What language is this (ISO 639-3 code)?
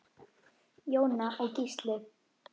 isl